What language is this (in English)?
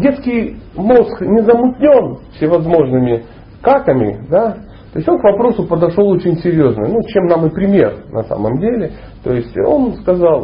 Russian